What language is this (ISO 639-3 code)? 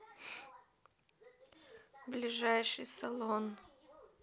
rus